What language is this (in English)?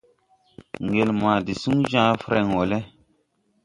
Tupuri